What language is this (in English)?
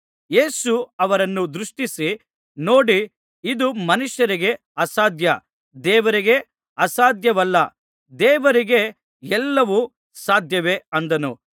Kannada